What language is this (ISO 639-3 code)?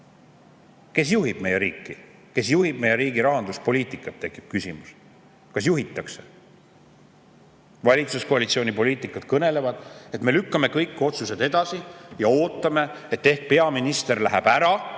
est